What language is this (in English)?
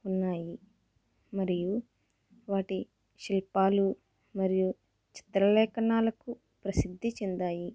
Telugu